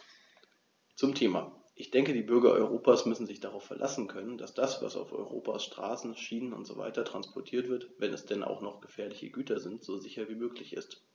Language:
German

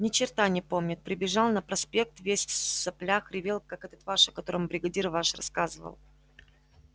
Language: Russian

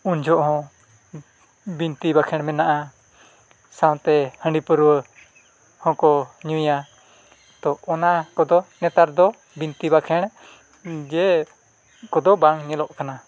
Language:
Santali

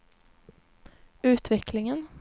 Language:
Swedish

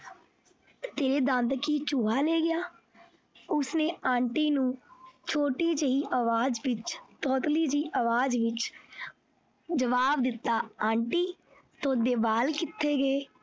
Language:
Punjabi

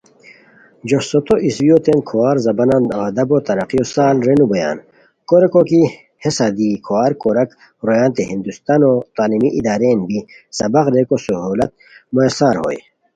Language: Khowar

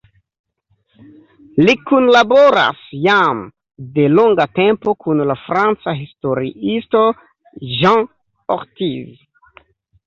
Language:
Esperanto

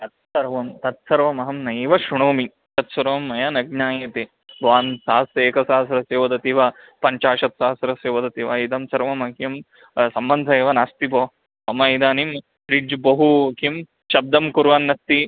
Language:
Sanskrit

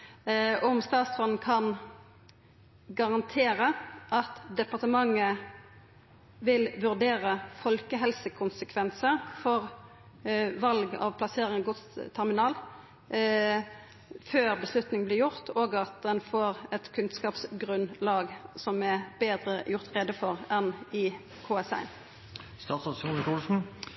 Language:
Norwegian Nynorsk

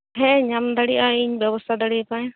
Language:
Santali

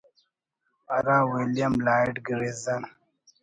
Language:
Brahui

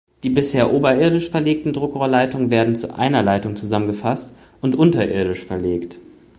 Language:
German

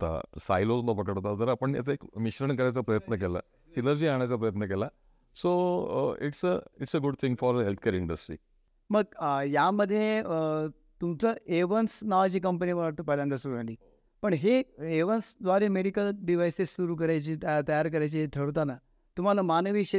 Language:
Marathi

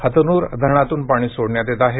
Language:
Marathi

